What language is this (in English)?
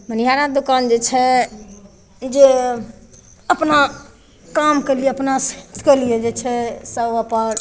Maithili